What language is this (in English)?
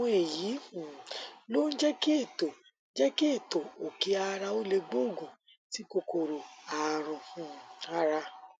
Yoruba